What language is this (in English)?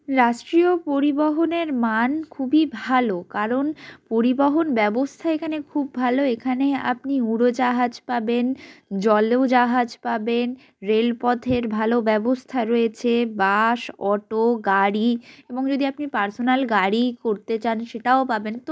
Bangla